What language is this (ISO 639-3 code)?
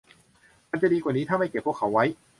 tha